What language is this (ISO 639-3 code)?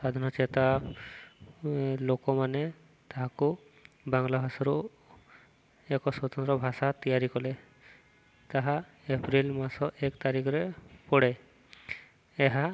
ori